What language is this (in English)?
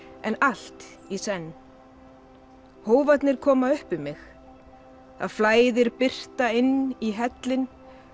Icelandic